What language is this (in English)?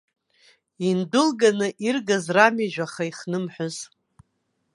Abkhazian